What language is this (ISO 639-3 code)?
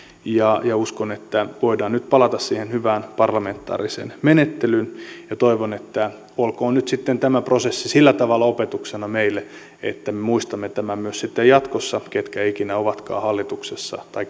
fin